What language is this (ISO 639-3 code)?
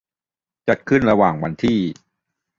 tha